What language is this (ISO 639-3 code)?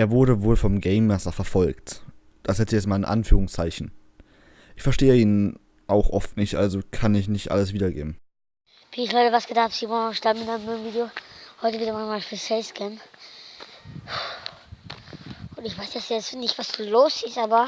deu